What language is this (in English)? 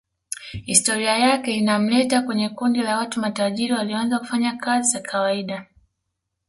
Swahili